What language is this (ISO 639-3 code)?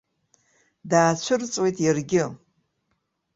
abk